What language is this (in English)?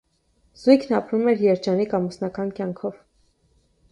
Armenian